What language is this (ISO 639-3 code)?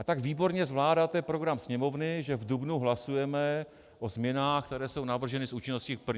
ces